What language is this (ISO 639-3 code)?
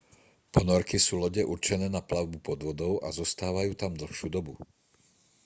slk